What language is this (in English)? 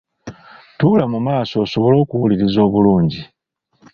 Ganda